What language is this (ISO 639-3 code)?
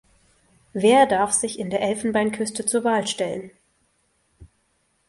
deu